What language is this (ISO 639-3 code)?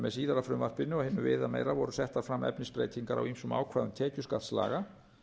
isl